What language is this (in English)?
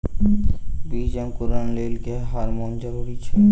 Maithili